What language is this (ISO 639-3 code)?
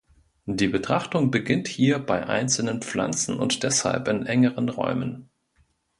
deu